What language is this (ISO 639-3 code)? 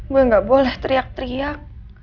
ind